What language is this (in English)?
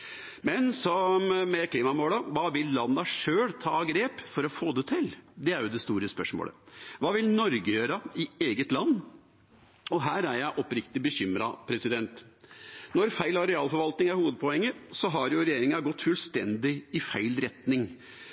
Norwegian Bokmål